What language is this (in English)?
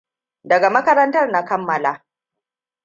Hausa